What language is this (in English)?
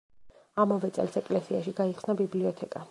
Georgian